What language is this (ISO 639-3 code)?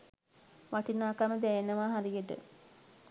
sin